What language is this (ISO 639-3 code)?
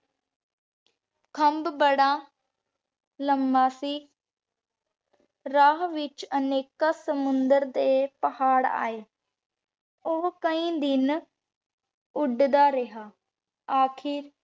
pan